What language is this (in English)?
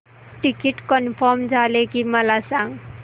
Marathi